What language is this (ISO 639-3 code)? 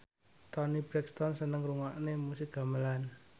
jav